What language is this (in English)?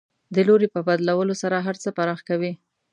Pashto